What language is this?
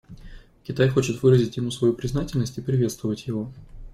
Russian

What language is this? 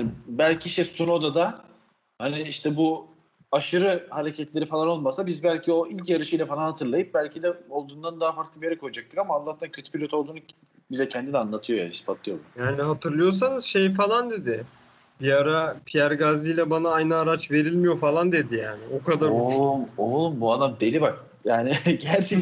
Turkish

